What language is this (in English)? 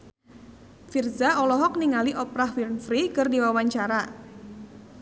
Sundanese